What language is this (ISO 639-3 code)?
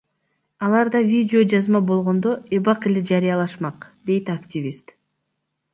kir